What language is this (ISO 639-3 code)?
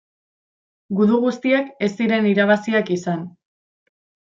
eus